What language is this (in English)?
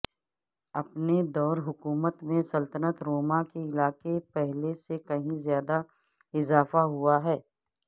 Urdu